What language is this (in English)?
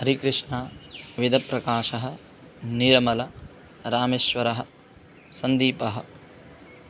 Sanskrit